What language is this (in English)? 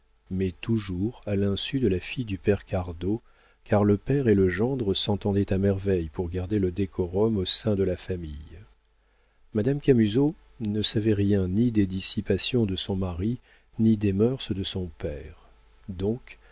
French